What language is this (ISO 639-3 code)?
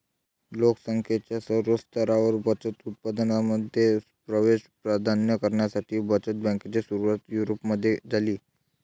mar